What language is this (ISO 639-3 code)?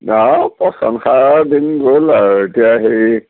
asm